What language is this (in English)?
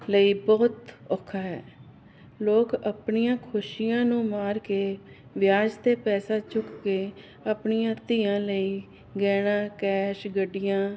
Punjabi